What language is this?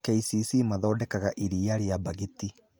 Kikuyu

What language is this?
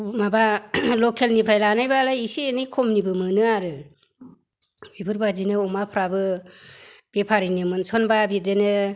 Bodo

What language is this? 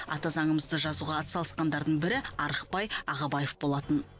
Kazakh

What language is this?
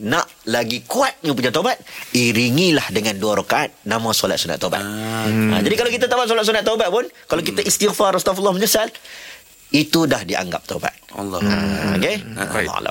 Malay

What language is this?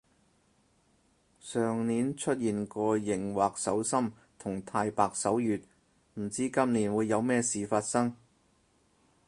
Cantonese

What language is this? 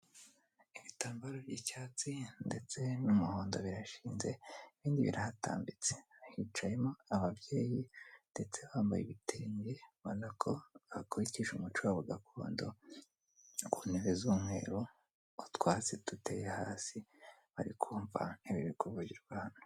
Kinyarwanda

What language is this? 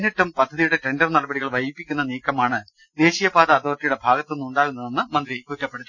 Malayalam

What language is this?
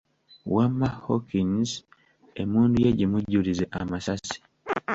Ganda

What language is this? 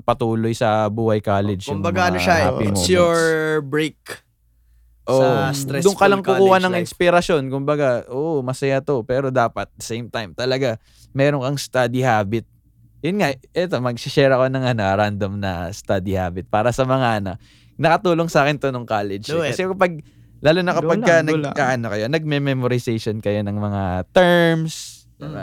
Filipino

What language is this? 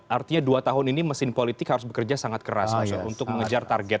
Indonesian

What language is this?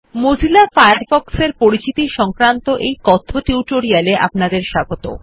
Bangla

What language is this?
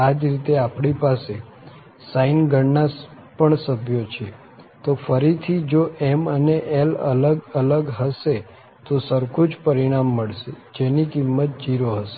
Gujarati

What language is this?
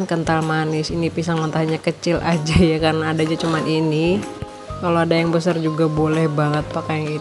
Indonesian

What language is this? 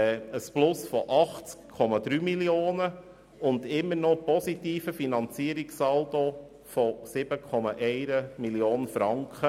Swiss German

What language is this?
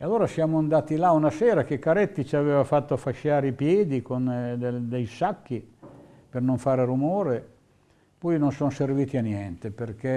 Italian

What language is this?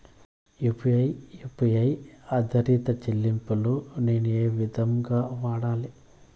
Telugu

